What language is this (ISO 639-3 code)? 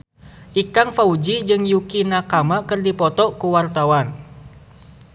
sun